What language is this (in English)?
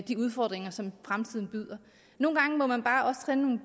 Danish